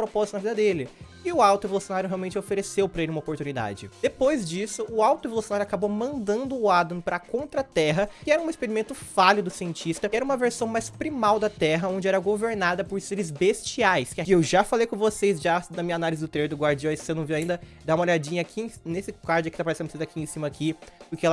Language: Portuguese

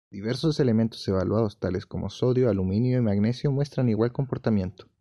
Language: Spanish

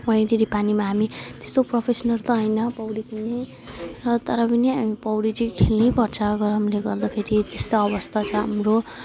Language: Nepali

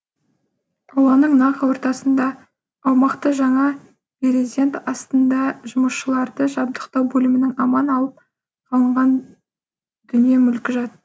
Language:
Kazakh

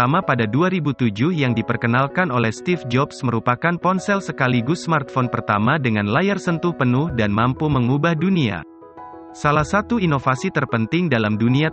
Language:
Indonesian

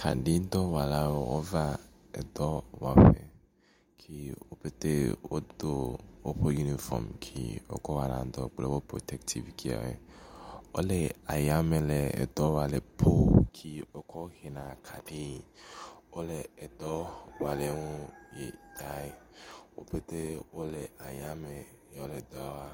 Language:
Ewe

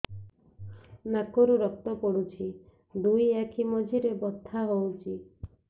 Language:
Odia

